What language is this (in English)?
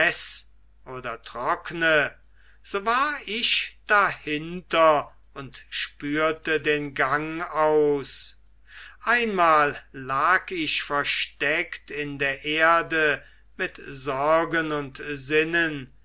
German